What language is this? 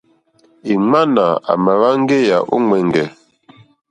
Mokpwe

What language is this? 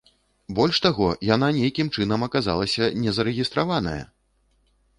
Belarusian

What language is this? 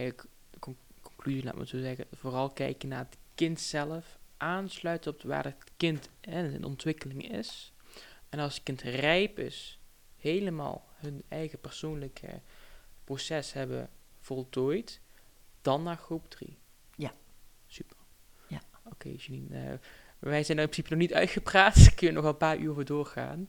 Dutch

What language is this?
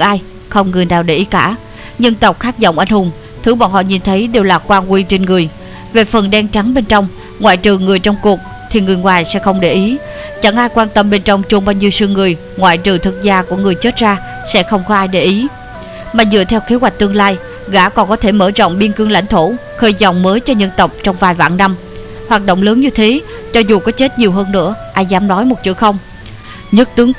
Vietnamese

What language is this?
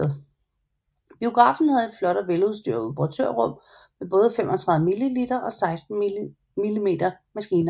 Danish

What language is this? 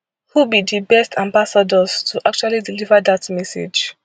Nigerian Pidgin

